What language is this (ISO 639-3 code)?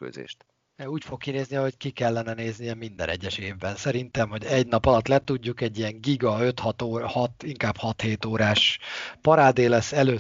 hun